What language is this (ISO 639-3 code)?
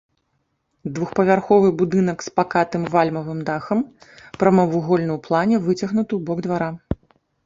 bel